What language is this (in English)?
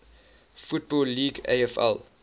English